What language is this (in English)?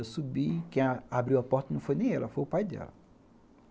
Portuguese